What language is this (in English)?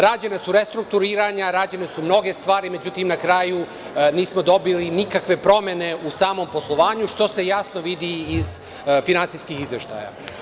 Serbian